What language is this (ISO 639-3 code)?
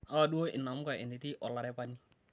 mas